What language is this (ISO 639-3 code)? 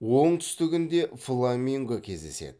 kaz